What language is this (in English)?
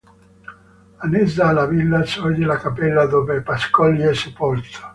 Italian